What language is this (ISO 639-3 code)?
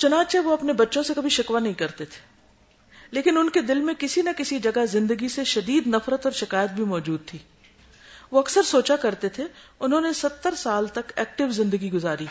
urd